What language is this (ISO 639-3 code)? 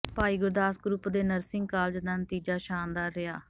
pan